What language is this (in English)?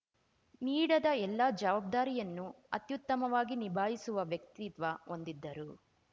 Kannada